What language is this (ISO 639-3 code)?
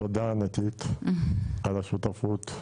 heb